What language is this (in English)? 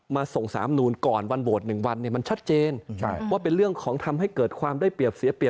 Thai